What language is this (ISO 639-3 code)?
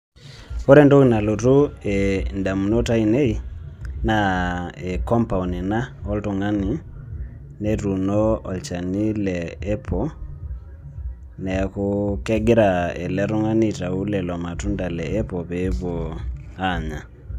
mas